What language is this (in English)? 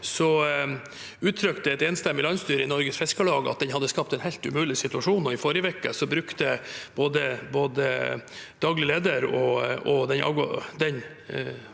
Norwegian